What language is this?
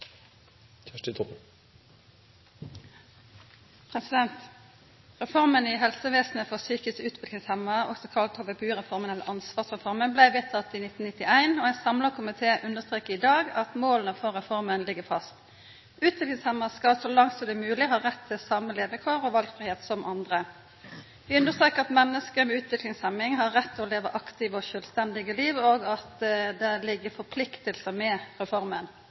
Norwegian Nynorsk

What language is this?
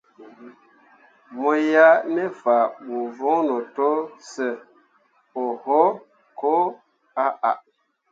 Mundang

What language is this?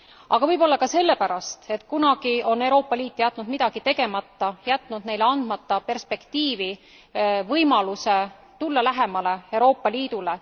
Estonian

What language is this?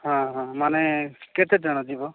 Odia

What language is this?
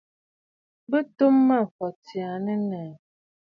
Bafut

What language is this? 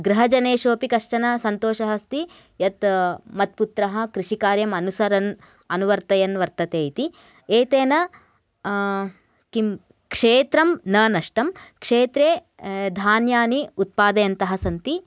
Sanskrit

